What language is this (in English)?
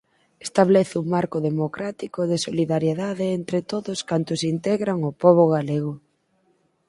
Galician